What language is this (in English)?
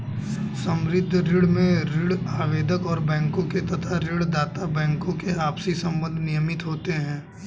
Hindi